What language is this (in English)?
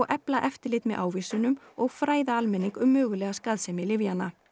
Icelandic